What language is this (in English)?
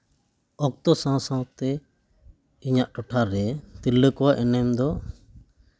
Santali